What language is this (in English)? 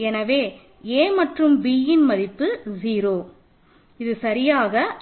Tamil